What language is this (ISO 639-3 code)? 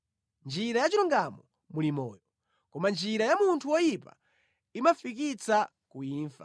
nya